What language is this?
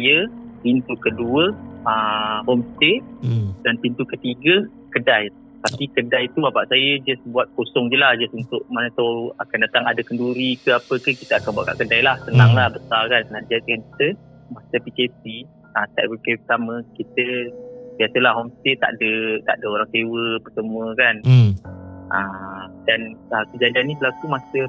Malay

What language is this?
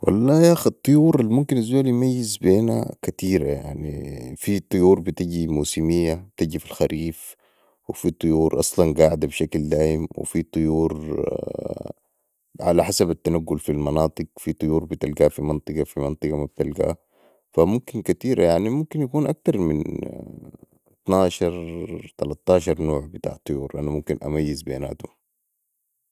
Sudanese Arabic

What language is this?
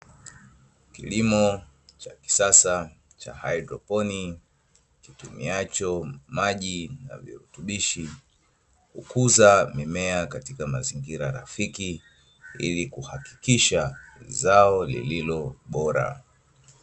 Swahili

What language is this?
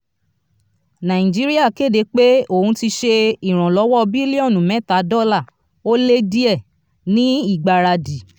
Yoruba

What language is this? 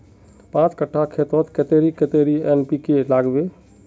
Magahi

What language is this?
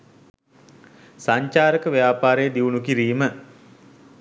Sinhala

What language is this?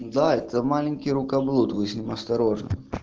Russian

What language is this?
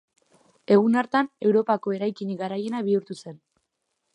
Basque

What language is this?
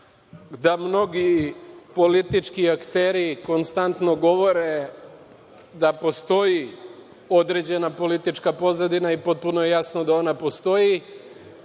Serbian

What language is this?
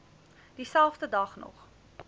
Afrikaans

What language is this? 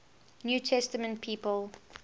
English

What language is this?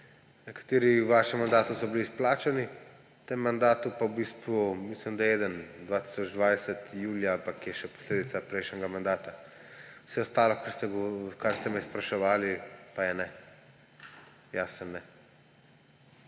Slovenian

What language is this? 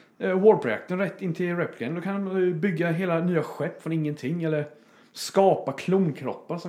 Swedish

